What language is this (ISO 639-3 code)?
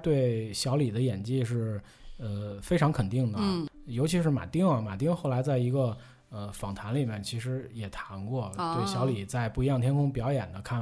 zho